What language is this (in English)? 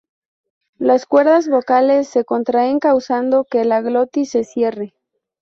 Spanish